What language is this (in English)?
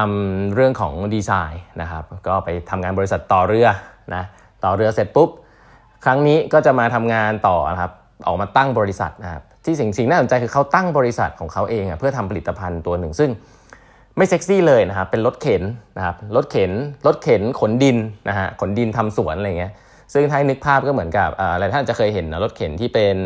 Thai